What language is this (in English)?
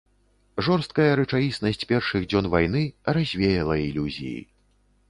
Belarusian